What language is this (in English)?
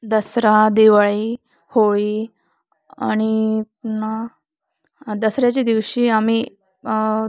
Marathi